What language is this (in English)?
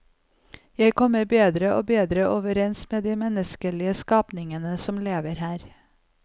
Norwegian